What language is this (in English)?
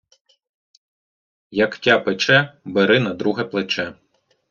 Ukrainian